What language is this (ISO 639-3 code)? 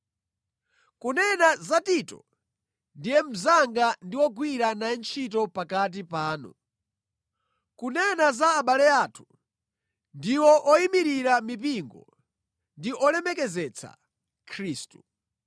nya